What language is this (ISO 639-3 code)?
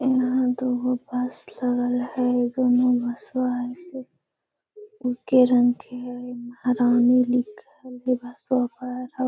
mag